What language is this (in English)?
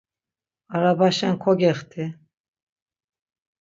Laz